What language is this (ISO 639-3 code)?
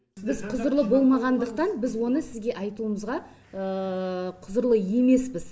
kaz